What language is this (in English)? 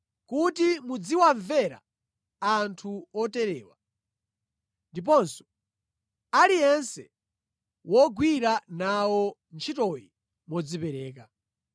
Nyanja